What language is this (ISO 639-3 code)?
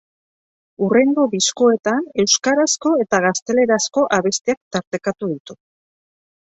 eus